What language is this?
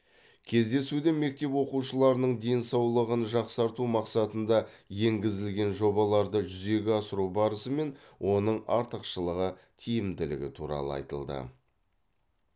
Kazakh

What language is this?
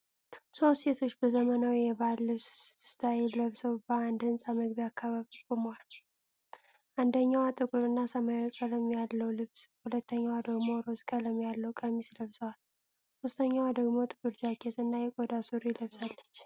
Amharic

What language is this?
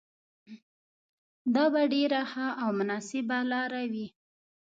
Pashto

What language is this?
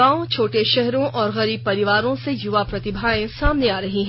Hindi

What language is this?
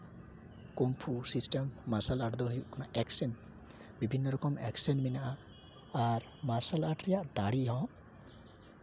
Santali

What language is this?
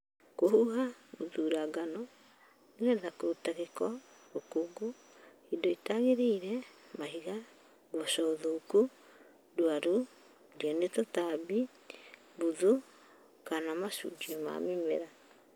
Kikuyu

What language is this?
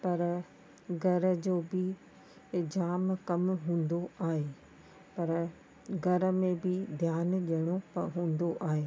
Sindhi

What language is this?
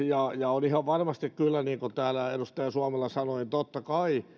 Finnish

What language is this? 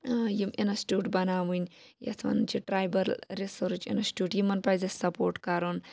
Kashmiri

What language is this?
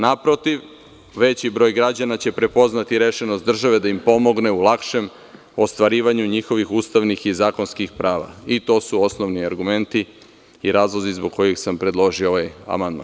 Serbian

